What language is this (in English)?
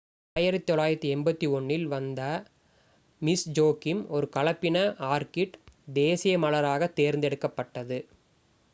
Tamil